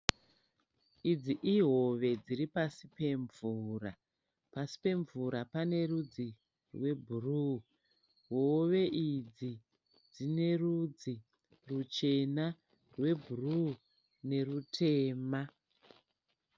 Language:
Shona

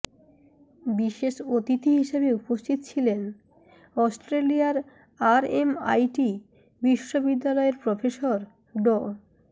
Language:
Bangla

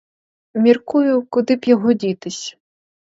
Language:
Ukrainian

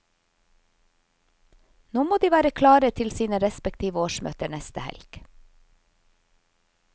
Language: Norwegian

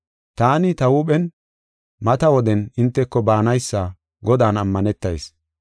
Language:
Gofa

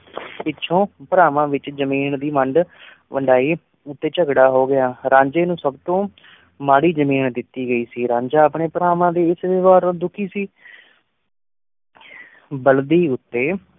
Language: Punjabi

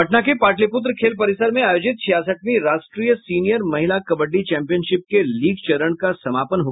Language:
Hindi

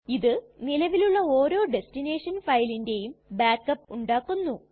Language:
Malayalam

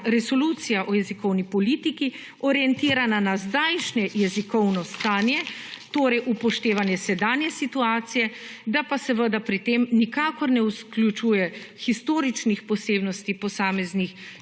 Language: Slovenian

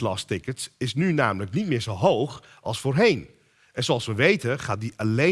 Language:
Dutch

